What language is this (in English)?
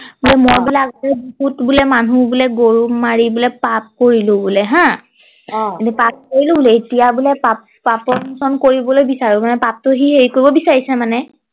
Assamese